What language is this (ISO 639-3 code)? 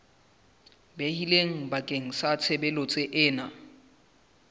sot